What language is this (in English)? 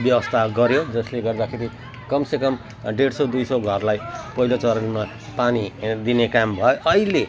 Nepali